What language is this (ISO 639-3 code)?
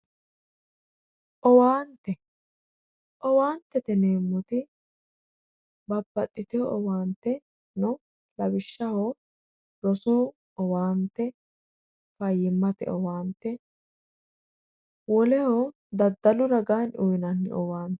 sid